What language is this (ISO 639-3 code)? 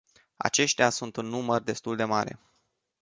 ron